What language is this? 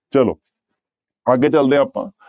Punjabi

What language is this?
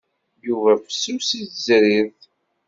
Kabyle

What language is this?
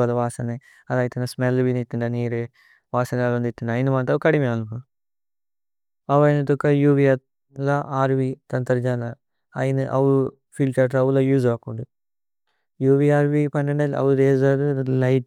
Tulu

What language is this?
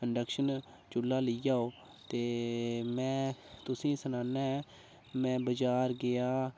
Dogri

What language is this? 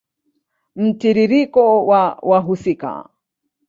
Swahili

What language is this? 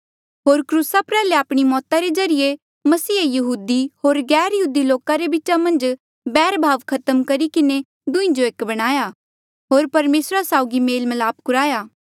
Mandeali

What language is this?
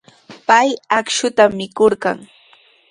Sihuas Ancash Quechua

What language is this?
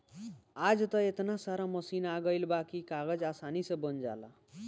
Bhojpuri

